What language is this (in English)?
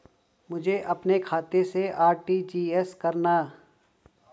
Hindi